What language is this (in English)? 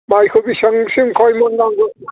Bodo